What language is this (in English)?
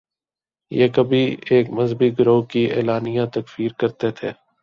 Urdu